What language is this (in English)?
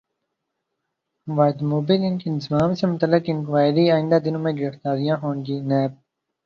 Urdu